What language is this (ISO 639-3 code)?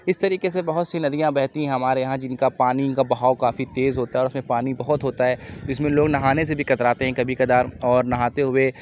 urd